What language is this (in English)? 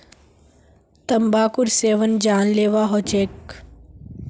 Magahi